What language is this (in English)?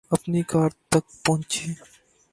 Urdu